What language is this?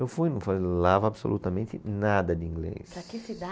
Portuguese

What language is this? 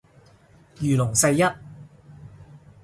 Cantonese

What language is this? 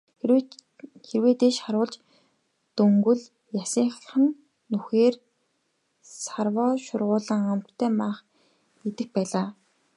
Mongolian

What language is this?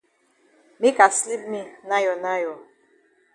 Cameroon Pidgin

